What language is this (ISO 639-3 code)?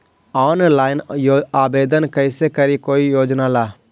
mag